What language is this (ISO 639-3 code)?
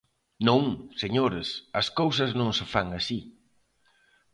glg